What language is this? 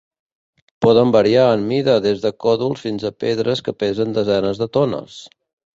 Catalan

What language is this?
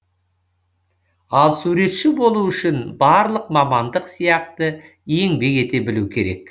Kazakh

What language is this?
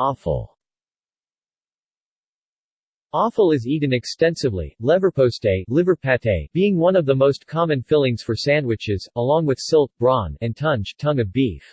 English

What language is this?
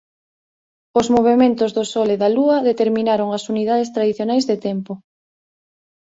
Galician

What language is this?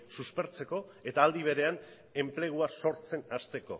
Basque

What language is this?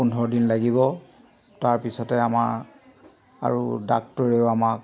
Assamese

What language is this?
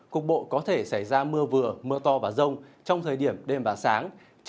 Vietnamese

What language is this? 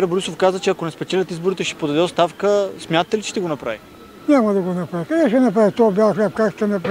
Bulgarian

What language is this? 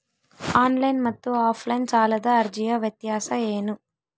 Kannada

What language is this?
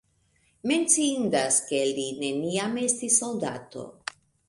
Esperanto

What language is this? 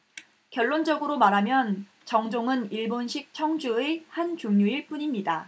Korean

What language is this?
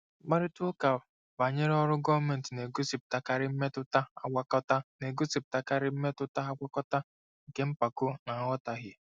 Igbo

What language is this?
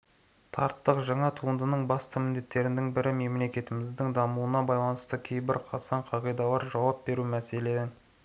Kazakh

